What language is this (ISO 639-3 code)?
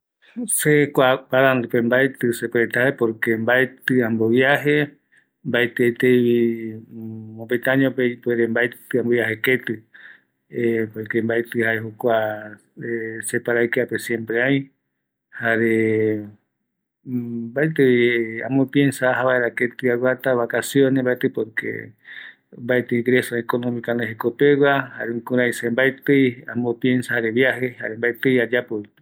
gui